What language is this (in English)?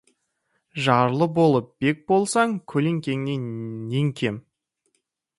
Kazakh